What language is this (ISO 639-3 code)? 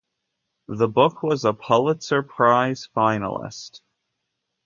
eng